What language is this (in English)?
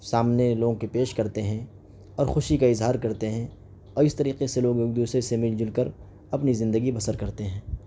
Urdu